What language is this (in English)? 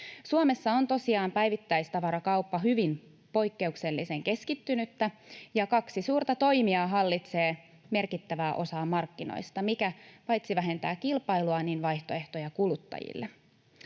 Finnish